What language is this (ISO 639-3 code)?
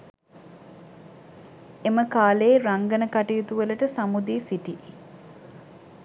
sin